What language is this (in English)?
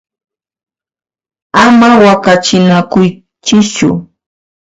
Puno Quechua